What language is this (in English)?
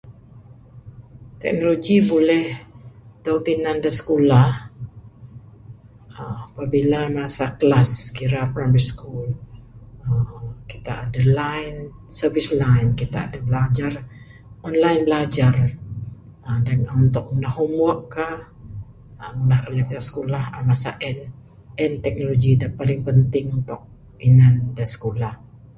Bukar-Sadung Bidayuh